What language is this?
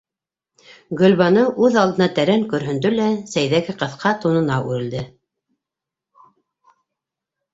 Bashkir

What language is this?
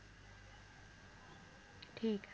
Punjabi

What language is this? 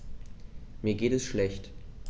German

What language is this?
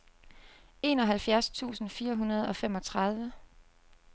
Danish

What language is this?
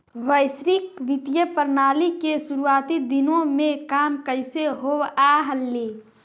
Magahi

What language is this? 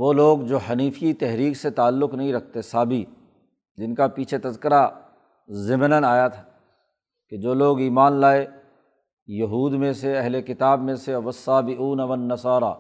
Urdu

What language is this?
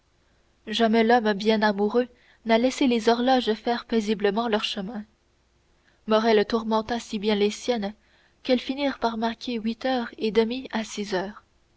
French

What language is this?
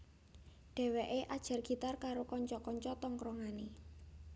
Javanese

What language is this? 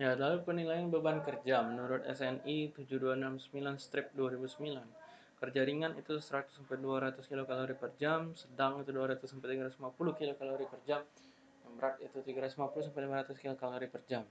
Indonesian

